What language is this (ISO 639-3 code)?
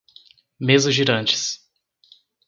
por